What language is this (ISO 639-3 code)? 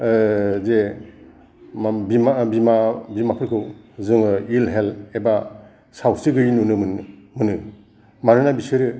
brx